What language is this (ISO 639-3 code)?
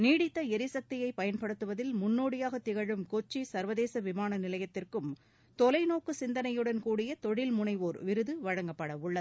tam